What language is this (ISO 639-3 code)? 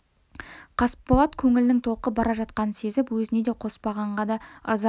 kaz